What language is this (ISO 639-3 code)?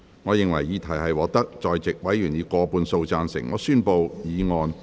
yue